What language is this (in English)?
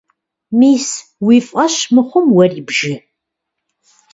Kabardian